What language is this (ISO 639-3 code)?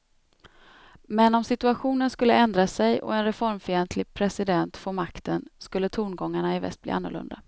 swe